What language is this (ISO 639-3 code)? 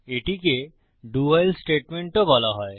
ben